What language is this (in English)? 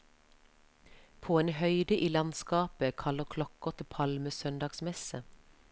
Norwegian